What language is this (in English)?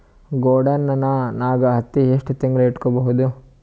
Kannada